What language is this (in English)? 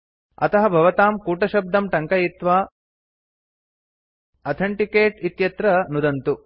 Sanskrit